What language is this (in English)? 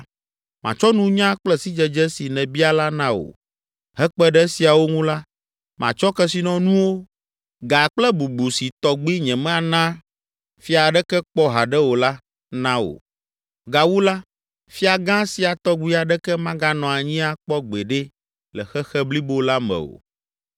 Ewe